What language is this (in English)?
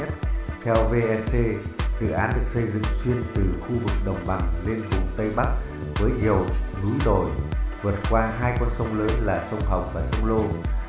Vietnamese